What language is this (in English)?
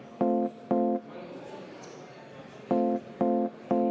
Estonian